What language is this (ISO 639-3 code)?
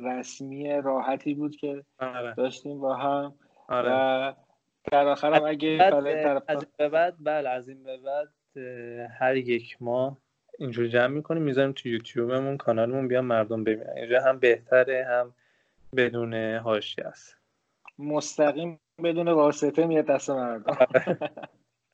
fas